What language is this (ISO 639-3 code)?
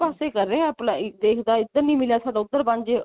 pan